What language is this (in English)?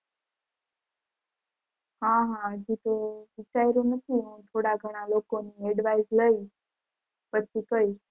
Gujarati